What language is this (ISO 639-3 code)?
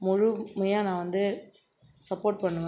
tam